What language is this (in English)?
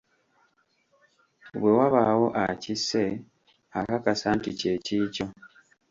Ganda